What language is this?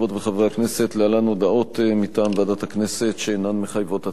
Hebrew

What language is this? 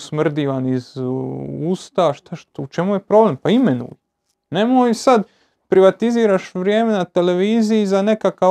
Croatian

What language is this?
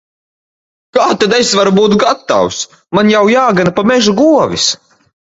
Latvian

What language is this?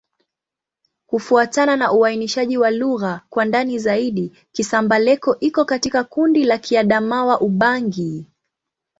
Swahili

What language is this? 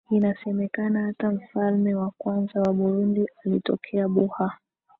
Swahili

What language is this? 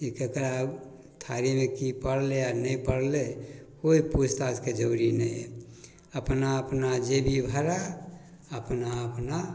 Maithili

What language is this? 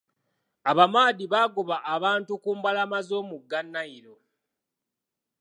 Ganda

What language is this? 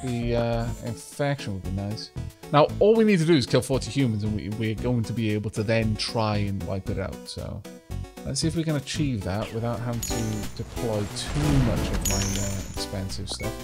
English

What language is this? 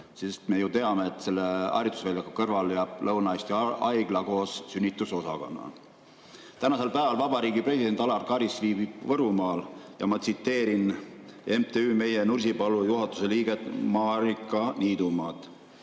Estonian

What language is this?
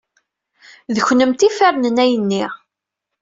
Kabyle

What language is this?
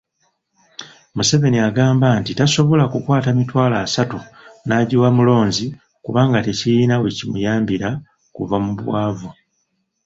Ganda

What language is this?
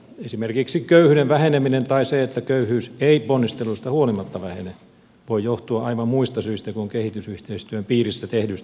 Finnish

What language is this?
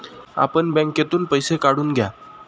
Marathi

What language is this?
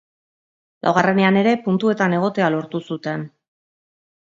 Basque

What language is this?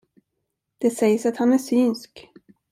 Swedish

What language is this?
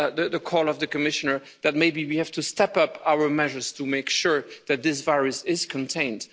English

